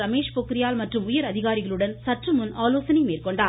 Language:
Tamil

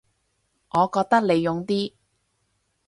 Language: Cantonese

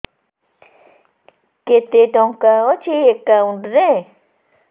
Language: Odia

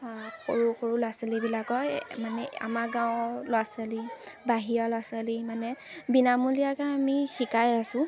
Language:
Assamese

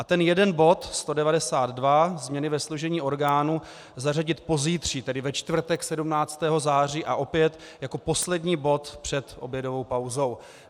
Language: Czech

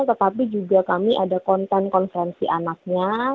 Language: Indonesian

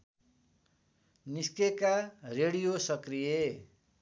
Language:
Nepali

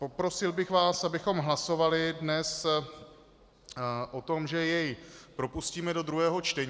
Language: Czech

